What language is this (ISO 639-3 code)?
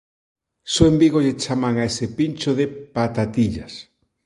glg